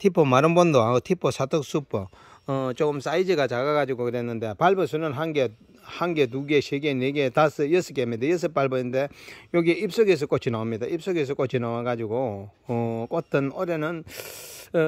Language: Korean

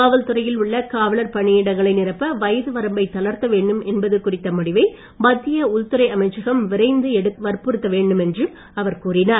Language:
Tamil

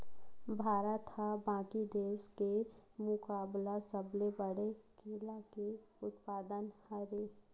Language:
Chhattisgarhi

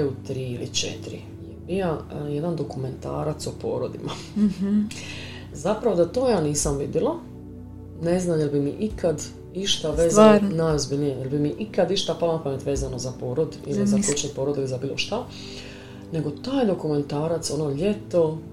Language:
Croatian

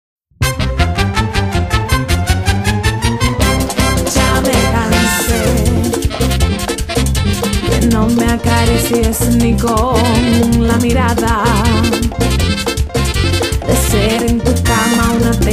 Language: Spanish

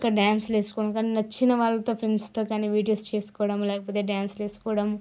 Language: Telugu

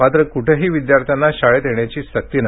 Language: Marathi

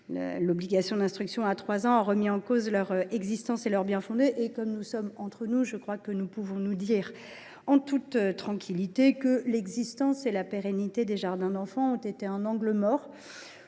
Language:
French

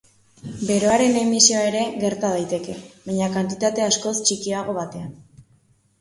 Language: Basque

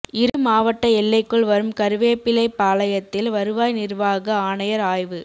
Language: Tamil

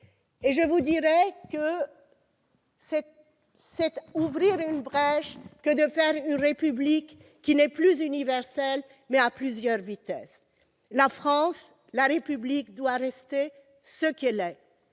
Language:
French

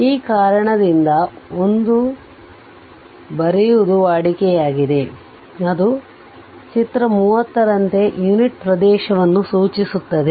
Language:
Kannada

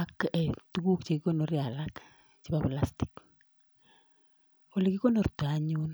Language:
Kalenjin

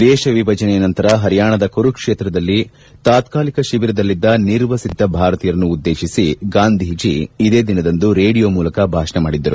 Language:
Kannada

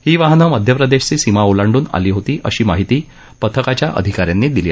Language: Marathi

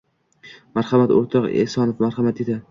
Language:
Uzbek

